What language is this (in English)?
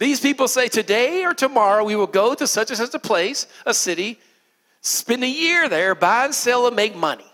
English